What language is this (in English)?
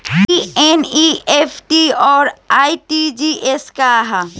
Bhojpuri